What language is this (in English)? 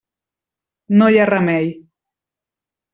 Catalan